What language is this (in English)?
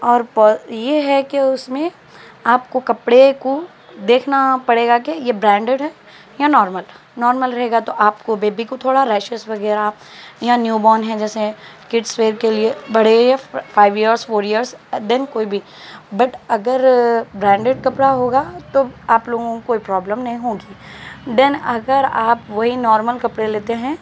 Urdu